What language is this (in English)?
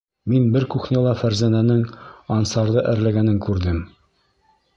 Bashkir